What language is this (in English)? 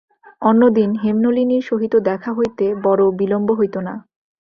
Bangla